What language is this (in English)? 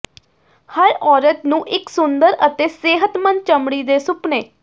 Punjabi